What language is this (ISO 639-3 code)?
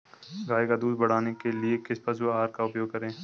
hin